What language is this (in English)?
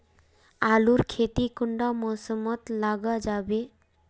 Magahi